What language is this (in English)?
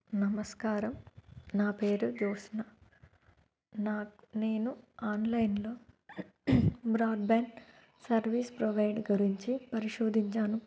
Telugu